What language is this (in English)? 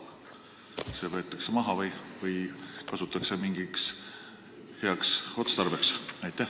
Estonian